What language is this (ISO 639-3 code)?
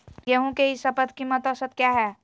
mag